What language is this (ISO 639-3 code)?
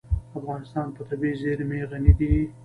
pus